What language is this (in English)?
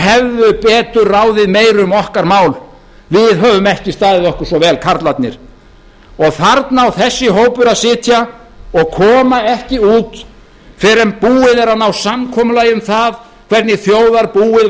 Icelandic